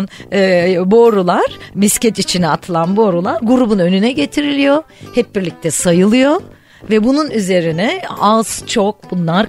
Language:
Turkish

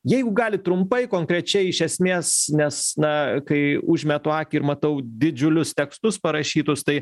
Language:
Lithuanian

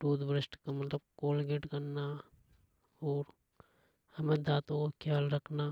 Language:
Hadothi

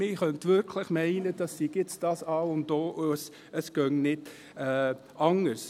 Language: Swiss German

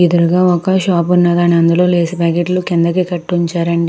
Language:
Telugu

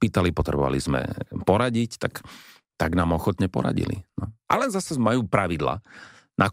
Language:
Slovak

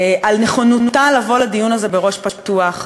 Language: Hebrew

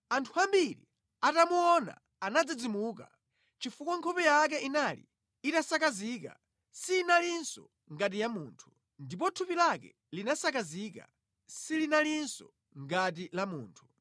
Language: Nyanja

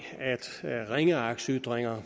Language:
Danish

